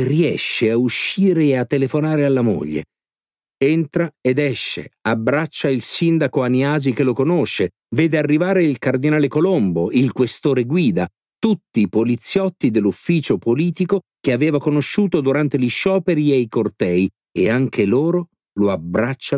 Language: Italian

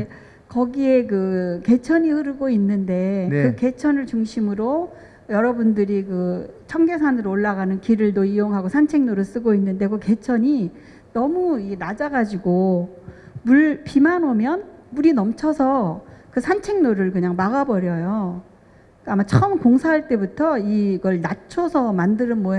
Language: Korean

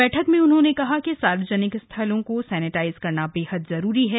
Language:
Hindi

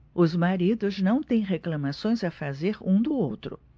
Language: Portuguese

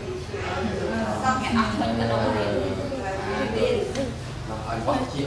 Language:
Khmer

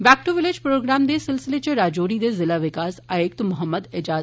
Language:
Dogri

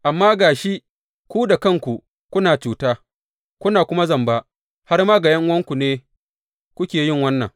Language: Hausa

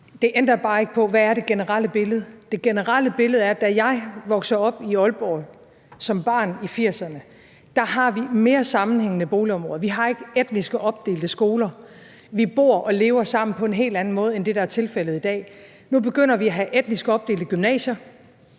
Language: Danish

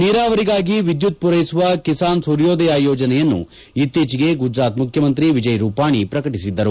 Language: Kannada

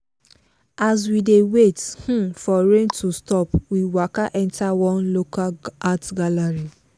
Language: Nigerian Pidgin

